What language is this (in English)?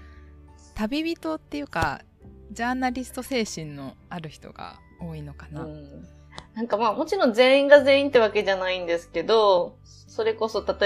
Japanese